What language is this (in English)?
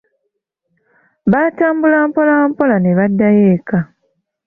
Ganda